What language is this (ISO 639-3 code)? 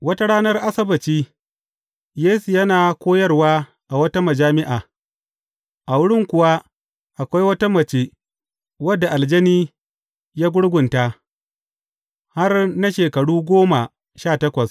hau